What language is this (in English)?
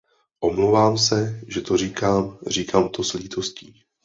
Czech